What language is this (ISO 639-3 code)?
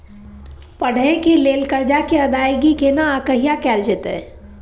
mai